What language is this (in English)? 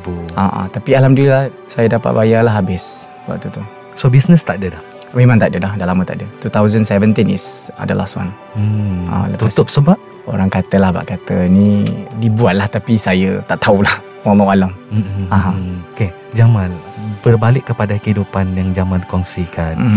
Malay